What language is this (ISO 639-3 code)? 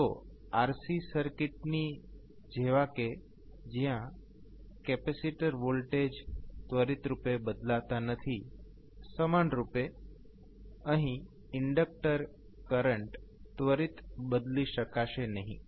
guj